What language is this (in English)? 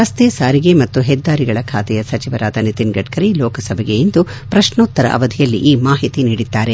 Kannada